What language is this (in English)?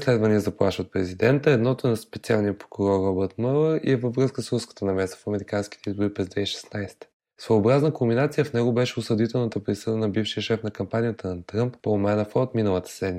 Bulgarian